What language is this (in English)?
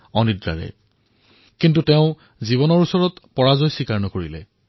Assamese